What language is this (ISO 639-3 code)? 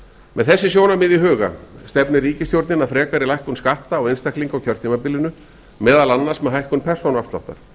isl